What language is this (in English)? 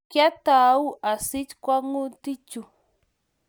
Kalenjin